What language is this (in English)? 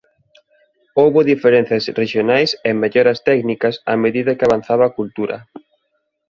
Galician